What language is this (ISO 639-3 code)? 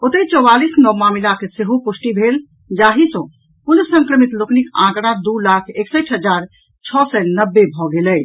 mai